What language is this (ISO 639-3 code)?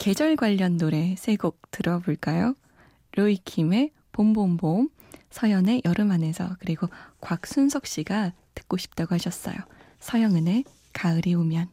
kor